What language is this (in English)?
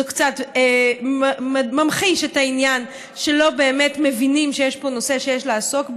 Hebrew